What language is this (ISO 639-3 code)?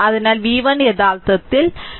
mal